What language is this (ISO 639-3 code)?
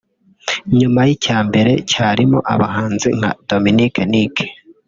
kin